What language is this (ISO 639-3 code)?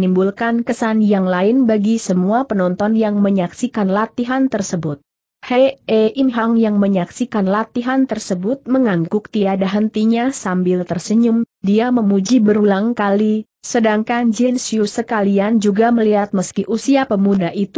ind